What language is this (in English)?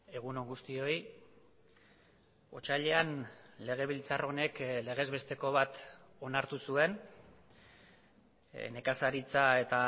Basque